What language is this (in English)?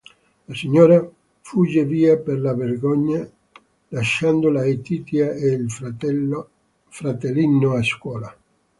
Italian